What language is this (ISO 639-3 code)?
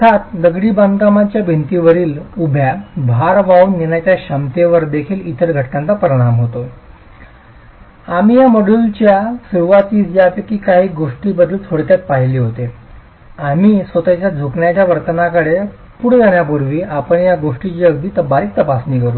mar